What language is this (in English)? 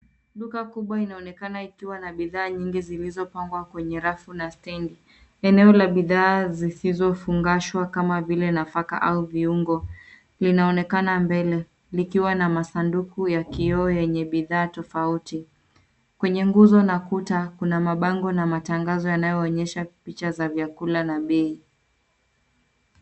Swahili